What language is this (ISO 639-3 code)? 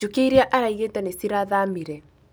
kik